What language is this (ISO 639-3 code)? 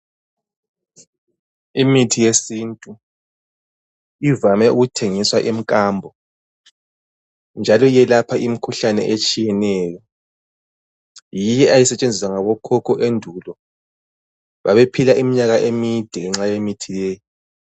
nde